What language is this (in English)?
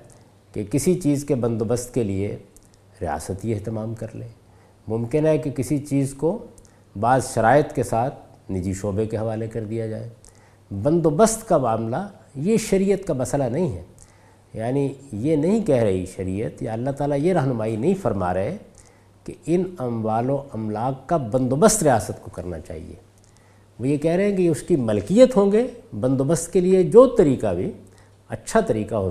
Urdu